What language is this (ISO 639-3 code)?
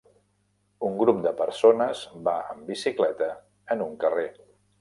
cat